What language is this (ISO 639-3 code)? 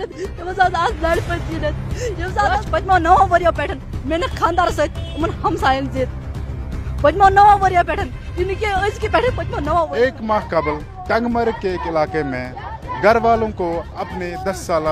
ron